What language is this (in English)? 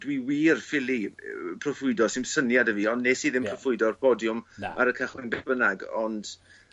Welsh